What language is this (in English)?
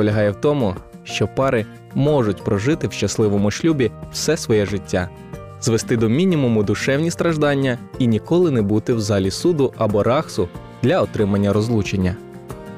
Ukrainian